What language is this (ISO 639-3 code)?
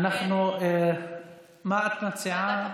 heb